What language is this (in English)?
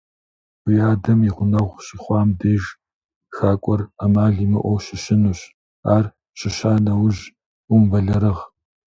Kabardian